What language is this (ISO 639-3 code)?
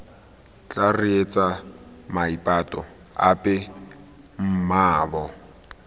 tsn